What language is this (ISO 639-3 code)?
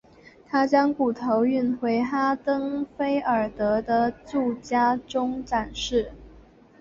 zho